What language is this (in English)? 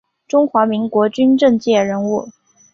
Chinese